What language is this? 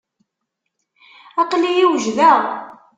Kabyle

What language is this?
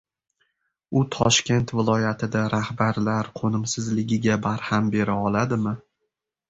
Uzbek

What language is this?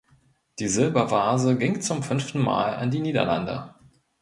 German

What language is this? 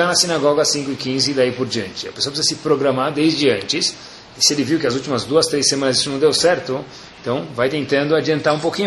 Portuguese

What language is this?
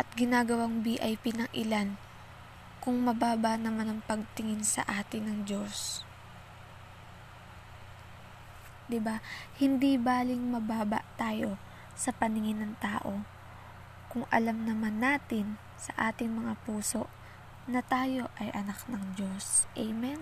Filipino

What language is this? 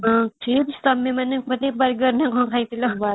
Odia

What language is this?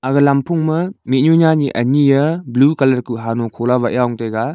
Wancho Naga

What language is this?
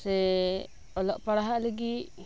Santali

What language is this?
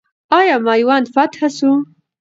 Pashto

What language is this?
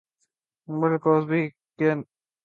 Urdu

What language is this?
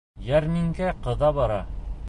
Bashkir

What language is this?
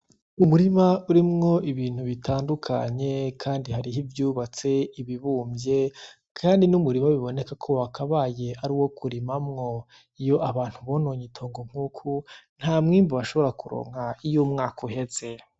Rundi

